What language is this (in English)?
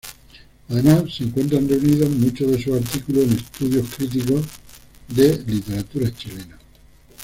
Spanish